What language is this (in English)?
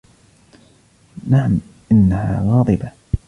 Arabic